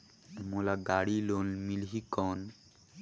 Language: Chhattisgarhi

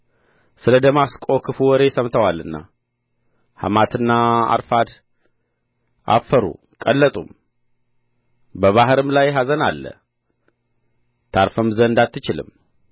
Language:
Amharic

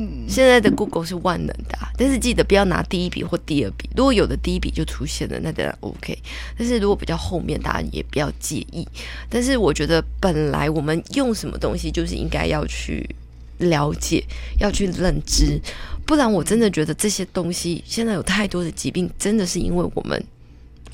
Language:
Chinese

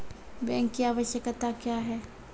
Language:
Maithili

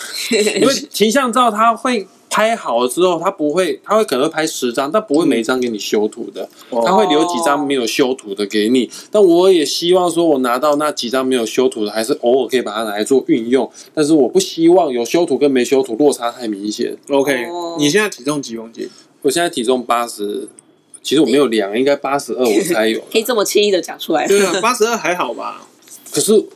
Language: Chinese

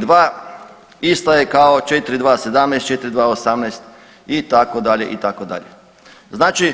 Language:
Croatian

